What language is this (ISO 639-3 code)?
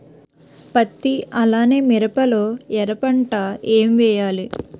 tel